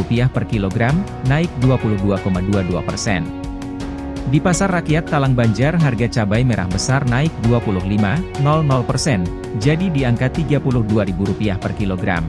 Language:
Indonesian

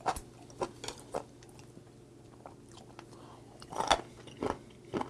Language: Korean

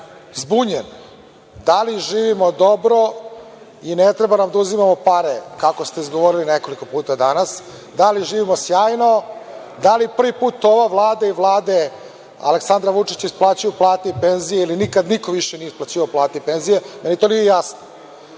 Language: Serbian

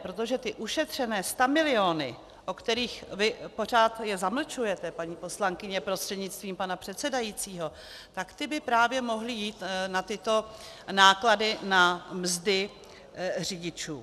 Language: Czech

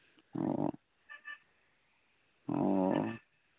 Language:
Manipuri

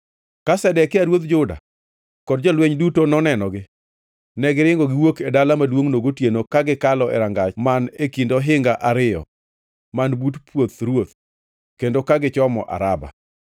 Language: Luo (Kenya and Tanzania)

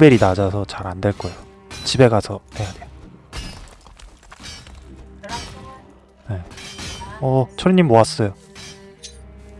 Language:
Korean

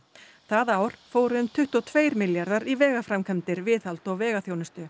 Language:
Icelandic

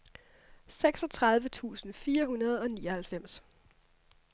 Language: Danish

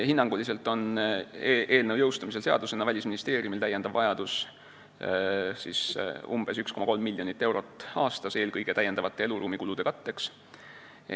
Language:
Estonian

